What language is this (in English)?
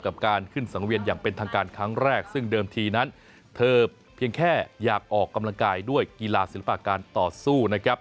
Thai